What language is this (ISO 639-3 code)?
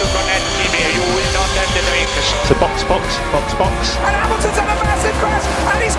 tur